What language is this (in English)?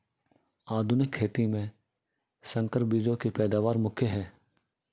Hindi